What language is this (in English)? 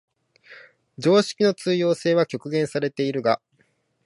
Japanese